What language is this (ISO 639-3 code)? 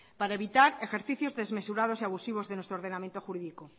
spa